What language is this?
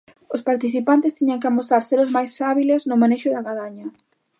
Galician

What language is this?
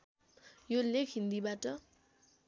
Nepali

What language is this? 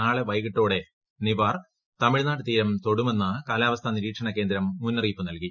Malayalam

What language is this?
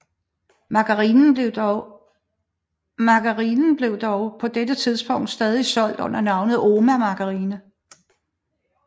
Danish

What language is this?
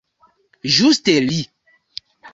Esperanto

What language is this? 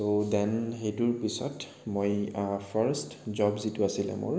Assamese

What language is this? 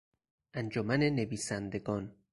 Persian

